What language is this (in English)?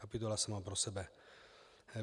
Czech